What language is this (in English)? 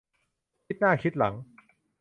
Thai